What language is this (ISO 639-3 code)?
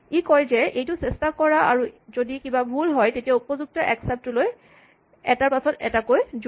asm